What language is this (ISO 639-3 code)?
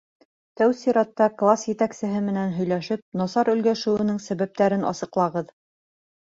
bak